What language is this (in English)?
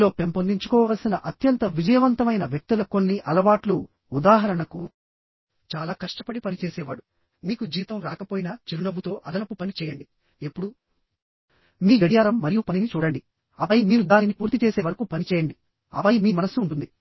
Telugu